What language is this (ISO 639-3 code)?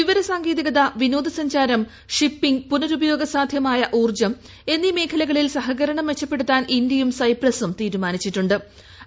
mal